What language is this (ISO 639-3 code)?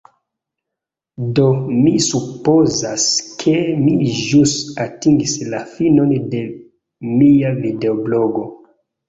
epo